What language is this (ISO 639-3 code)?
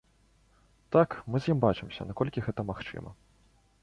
bel